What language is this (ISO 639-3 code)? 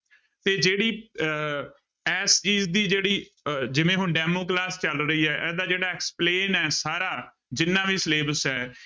pan